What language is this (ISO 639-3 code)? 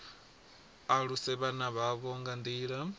ven